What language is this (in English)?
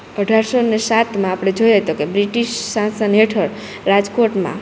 Gujarati